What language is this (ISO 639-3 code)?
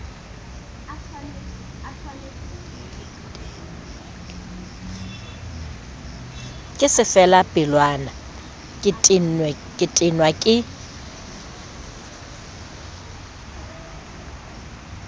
sot